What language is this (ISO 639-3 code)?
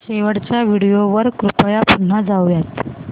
mar